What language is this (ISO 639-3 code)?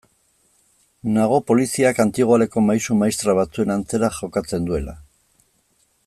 eus